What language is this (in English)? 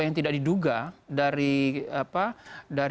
Indonesian